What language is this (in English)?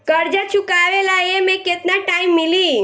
Bhojpuri